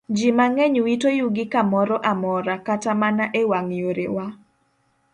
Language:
Luo (Kenya and Tanzania)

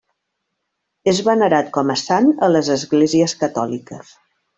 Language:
Catalan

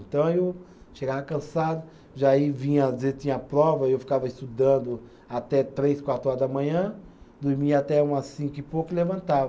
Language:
Portuguese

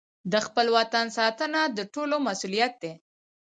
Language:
Pashto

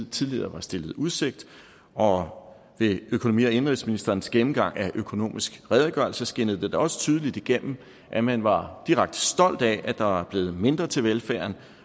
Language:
Danish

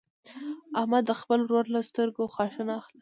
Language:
Pashto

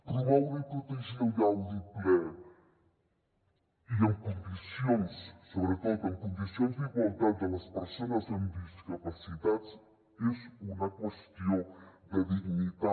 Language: Catalan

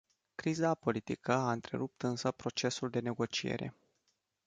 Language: Romanian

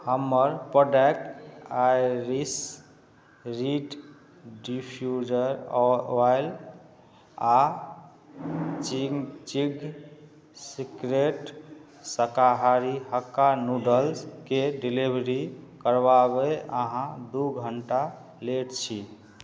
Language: Maithili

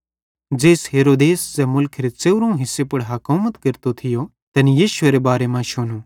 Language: Bhadrawahi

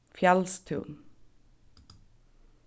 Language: Faroese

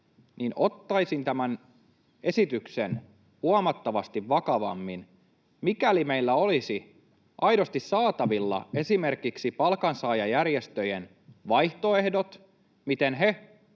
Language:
Finnish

